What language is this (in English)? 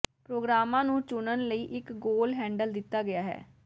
Punjabi